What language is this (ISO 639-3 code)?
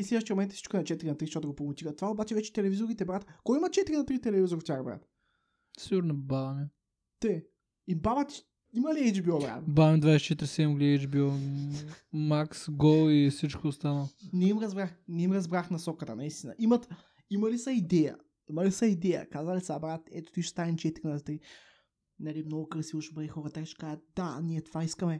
bul